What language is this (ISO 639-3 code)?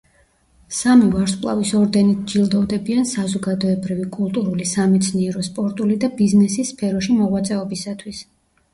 kat